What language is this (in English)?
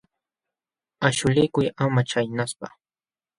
Jauja Wanca Quechua